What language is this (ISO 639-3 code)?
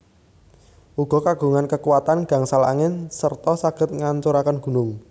jav